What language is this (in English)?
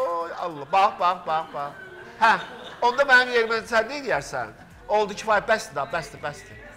Turkish